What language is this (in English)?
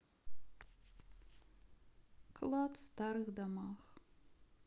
Russian